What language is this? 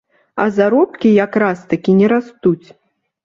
Belarusian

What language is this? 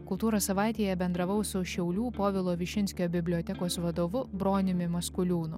Lithuanian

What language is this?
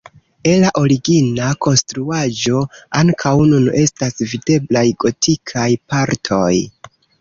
Esperanto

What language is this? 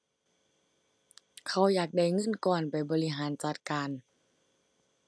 Thai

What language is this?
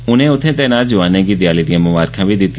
Dogri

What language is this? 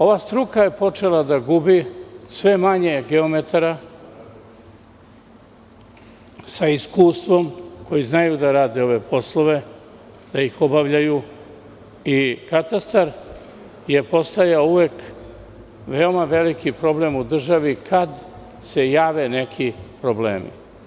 Serbian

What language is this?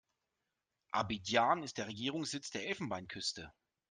German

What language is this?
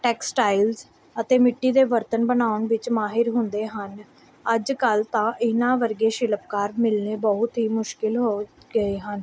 Punjabi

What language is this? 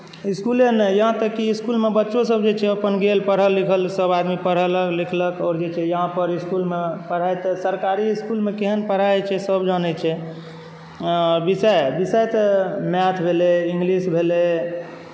Maithili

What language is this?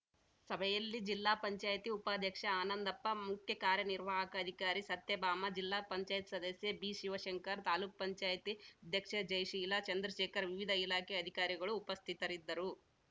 Kannada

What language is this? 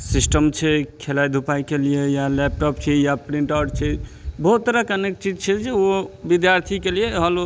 Maithili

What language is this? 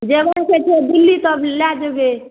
Maithili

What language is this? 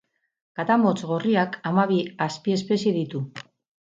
Basque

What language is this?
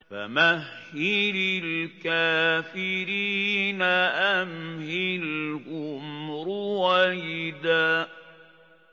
Arabic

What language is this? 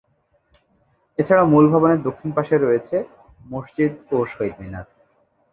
Bangla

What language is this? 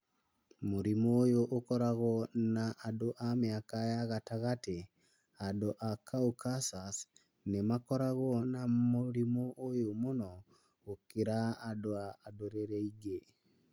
Kikuyu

